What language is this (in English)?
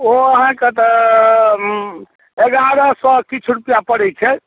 Maithili